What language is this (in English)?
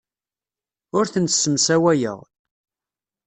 Kabyle